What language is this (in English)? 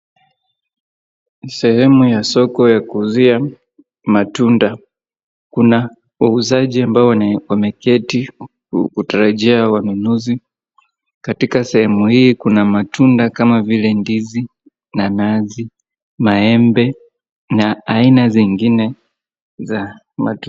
Swahili